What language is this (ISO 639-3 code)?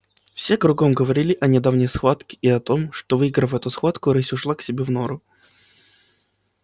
rus